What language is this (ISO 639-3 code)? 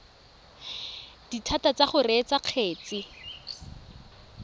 tsn